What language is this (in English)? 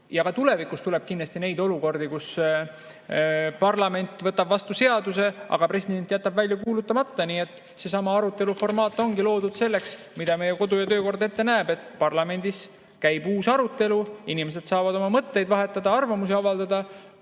Estonian